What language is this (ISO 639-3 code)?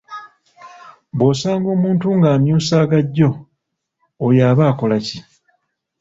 lug